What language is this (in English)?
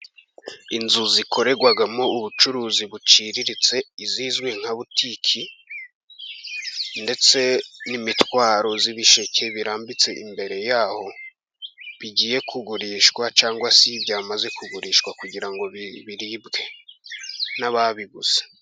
Kinyarwanda